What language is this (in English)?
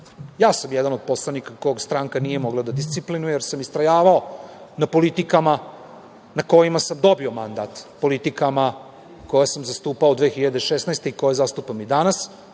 Serbian